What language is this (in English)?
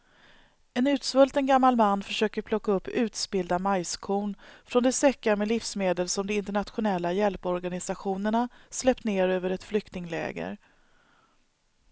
Swedish